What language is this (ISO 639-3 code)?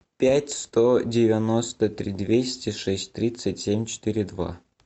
rus